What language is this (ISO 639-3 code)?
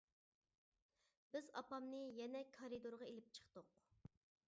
uig